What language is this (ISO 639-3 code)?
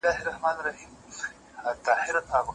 pus